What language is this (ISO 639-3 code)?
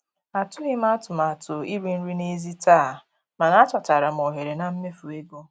ibo